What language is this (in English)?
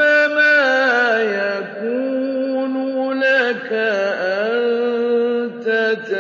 Arabic